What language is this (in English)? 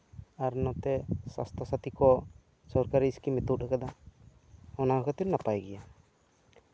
Santali